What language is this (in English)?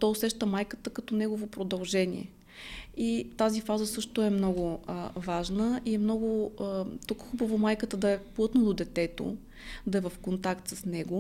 Bulgarian